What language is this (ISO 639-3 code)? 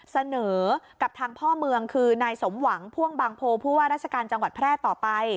tha